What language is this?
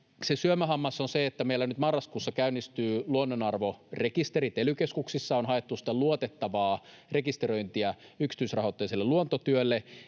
Finnish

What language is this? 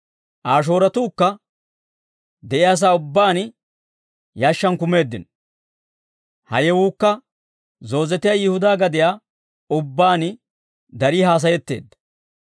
Dawro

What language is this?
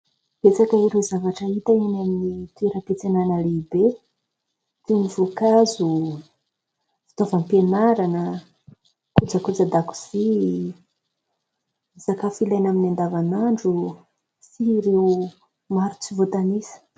Malagasy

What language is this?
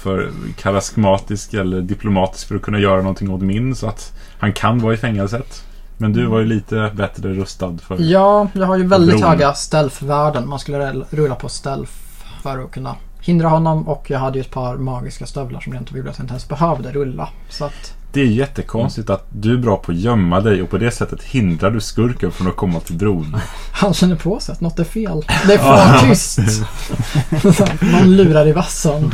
Swedish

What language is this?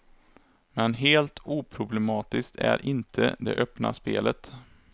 Swedish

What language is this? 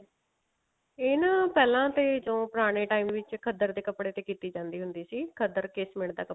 Punjabi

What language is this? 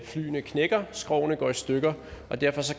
Danish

